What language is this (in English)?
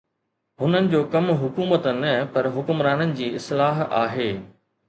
Sindhi